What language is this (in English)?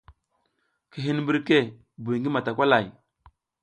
South Giziga